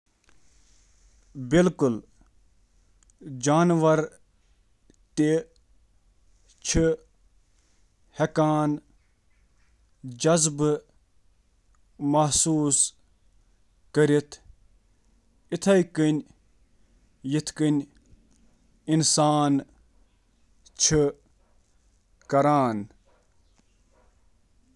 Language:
Kashmiri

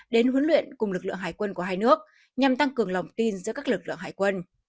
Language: Vietnamese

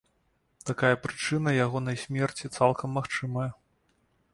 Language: Belarusian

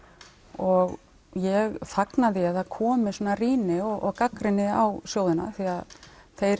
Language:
Icelandic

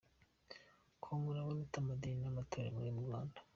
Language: Kinyarwanda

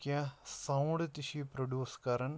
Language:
Kashmiri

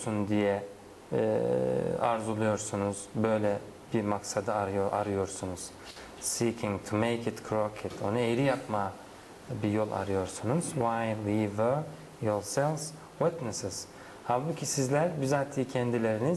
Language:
Turkish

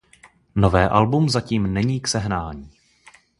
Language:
Czech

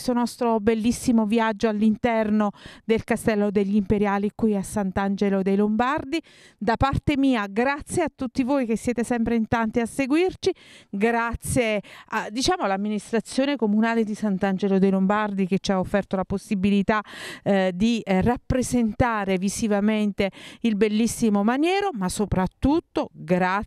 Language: Italian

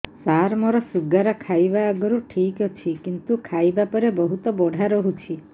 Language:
Odia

